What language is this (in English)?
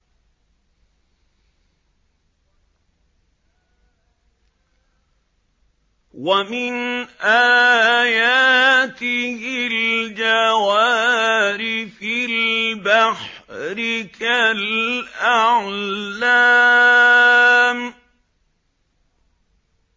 Arabic